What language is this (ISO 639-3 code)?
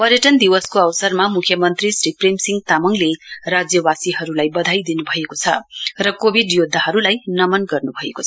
nep